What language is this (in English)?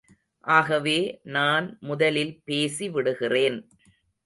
Tamil